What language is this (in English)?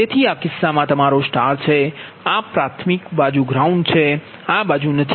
Gujarati